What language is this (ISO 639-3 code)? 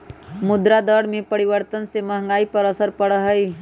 mag